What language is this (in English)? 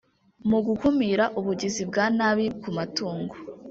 Kinyarwanda